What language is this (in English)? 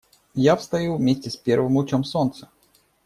Russian